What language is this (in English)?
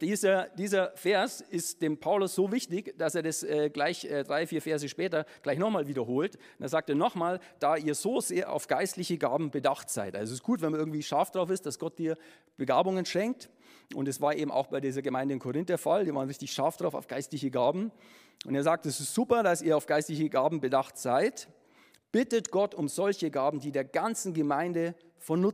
German